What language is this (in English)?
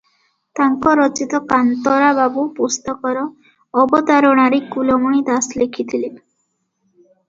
Odia